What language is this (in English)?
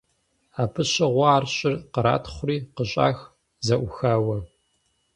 Kabardian